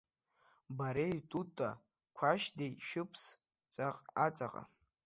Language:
Abkhazian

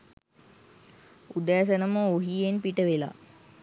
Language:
Sinhala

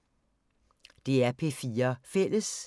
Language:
Danish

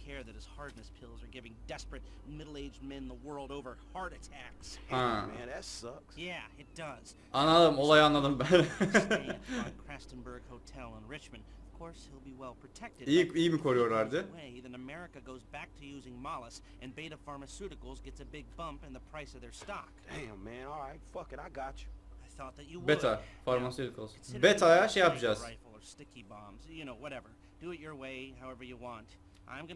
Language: Turkish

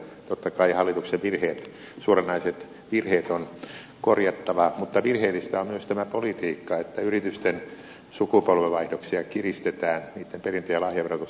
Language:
Finnish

